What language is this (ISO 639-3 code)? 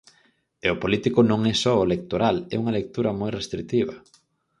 glg